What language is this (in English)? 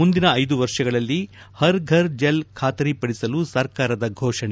Kannada